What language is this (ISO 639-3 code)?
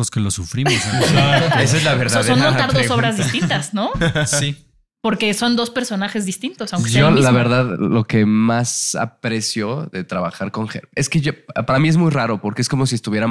spa